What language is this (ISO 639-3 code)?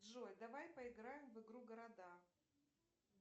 rus